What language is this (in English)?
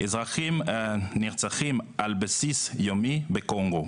Hebrew